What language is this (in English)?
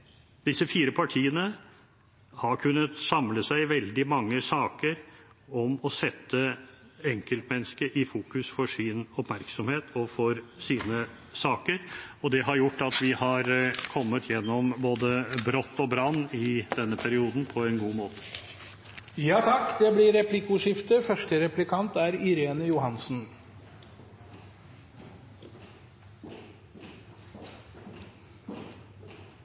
Norwegian Bokmål